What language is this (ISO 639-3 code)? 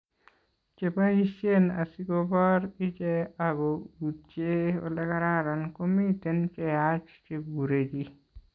kln